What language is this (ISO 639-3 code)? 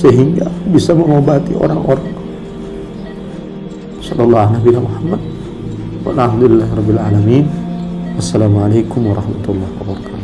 ind